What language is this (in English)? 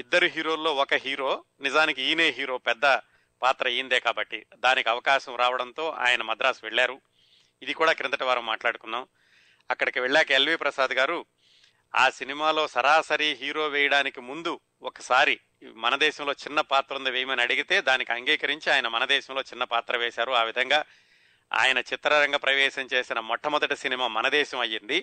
Telugu